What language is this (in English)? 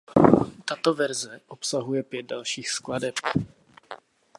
Czech